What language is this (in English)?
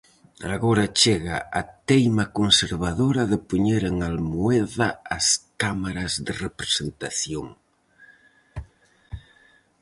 Galician